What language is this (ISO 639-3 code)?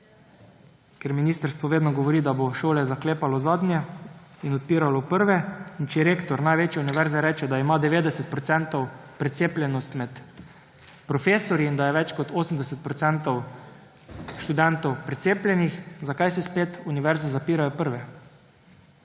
slv